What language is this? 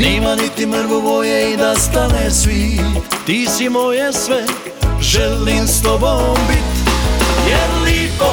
Croatian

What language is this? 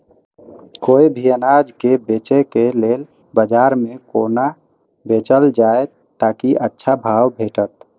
Maithili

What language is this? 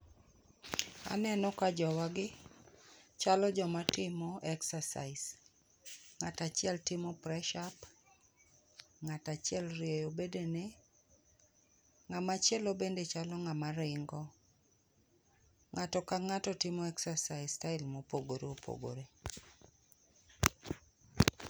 Luo (Kenya and Tanzania)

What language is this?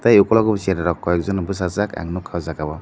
Kok Borok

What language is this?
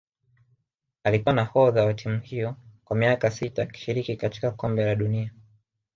Swahili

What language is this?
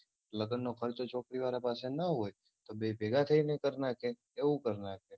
Gujarati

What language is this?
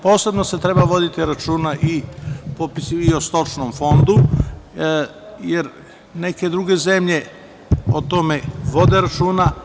Serbian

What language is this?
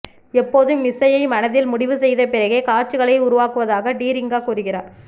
Tamil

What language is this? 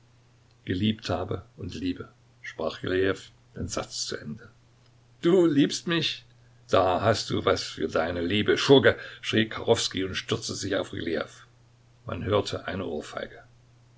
German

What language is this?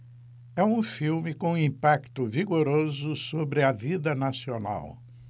Portuguese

